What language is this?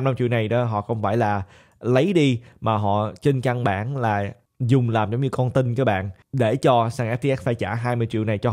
Vietnamese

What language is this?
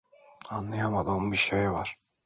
Turkish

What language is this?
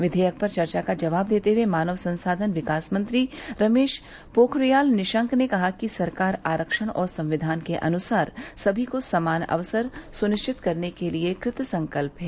Hindi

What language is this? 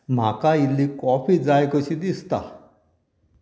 Konkani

